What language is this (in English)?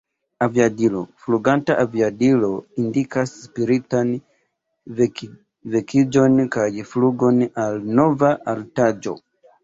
Esperanto